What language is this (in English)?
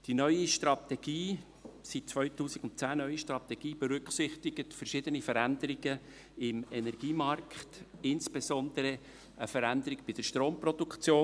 Swiss German